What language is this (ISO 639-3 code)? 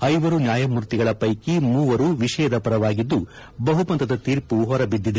kan